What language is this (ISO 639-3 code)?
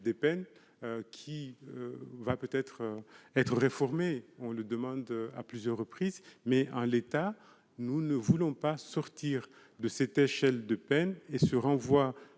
fra